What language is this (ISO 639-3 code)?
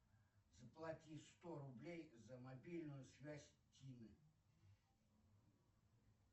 rus